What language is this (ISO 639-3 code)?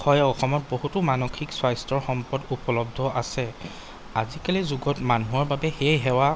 asm